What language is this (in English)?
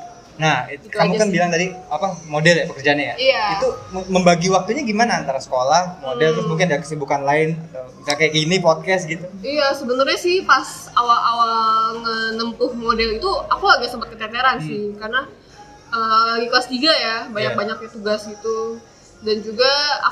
Indonesian